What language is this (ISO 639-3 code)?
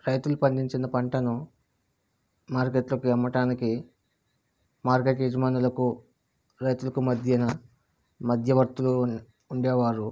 tel